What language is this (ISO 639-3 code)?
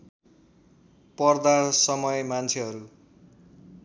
nep